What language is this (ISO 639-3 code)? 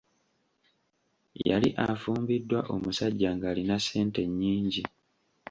lug